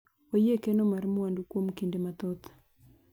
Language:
Luo (Kenya and Tanzania)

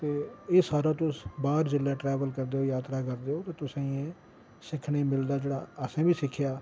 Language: Dogri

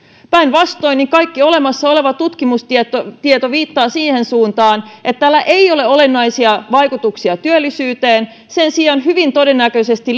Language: Finnish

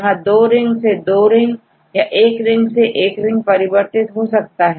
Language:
Hindi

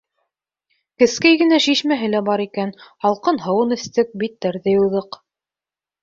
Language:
Bashkir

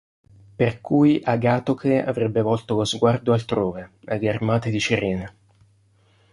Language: Italian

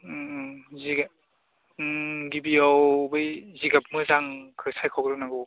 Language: Bodo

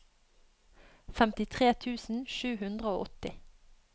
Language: Norwegian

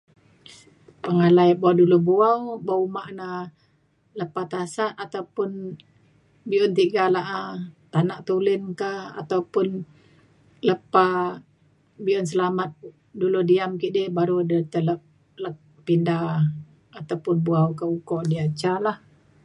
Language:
Mainstream Kenyah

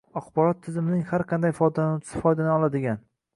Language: Uzbek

